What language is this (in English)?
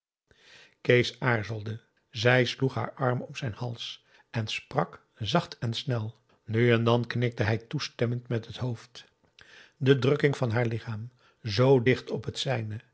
Dutch